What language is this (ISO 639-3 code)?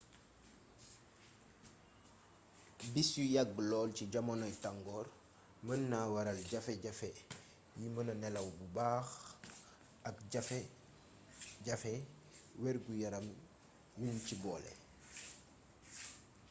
wol